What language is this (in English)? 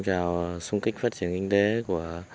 Vietnamese